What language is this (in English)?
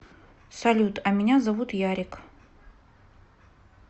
Russian